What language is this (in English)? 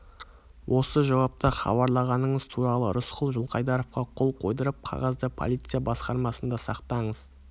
Kazakh